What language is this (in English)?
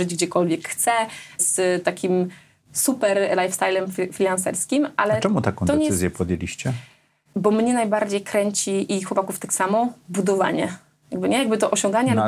Polish